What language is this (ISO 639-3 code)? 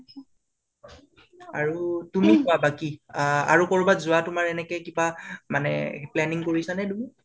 asm